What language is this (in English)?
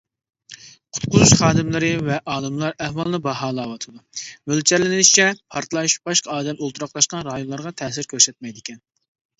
Uyghur